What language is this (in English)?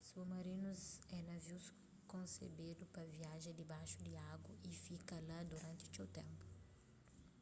Kabuverdianu